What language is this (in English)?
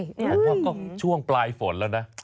Thai